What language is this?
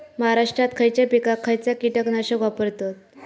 Marathi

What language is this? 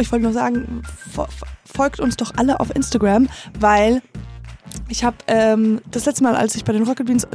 German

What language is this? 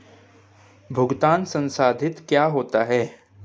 Hindi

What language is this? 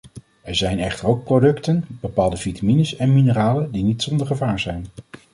Dutch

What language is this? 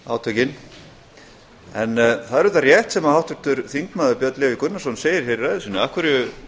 Icelandic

